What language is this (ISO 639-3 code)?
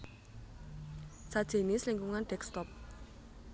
jav